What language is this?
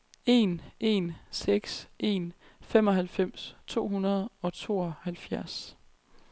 Danish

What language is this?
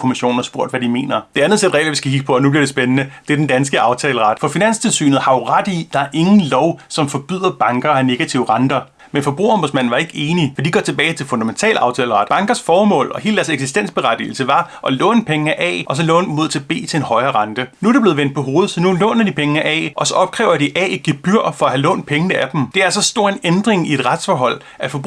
Danish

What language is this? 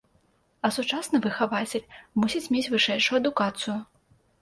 Belarusian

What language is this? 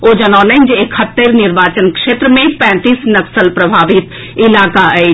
Maithili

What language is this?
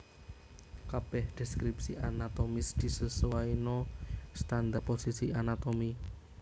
Javanese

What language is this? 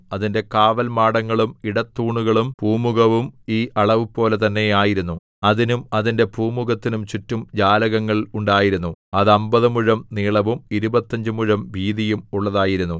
Malayalam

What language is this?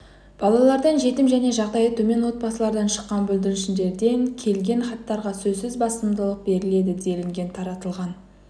Kazakh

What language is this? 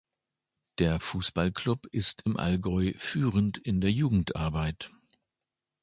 German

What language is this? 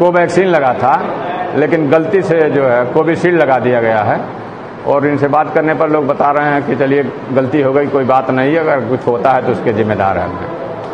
Hindi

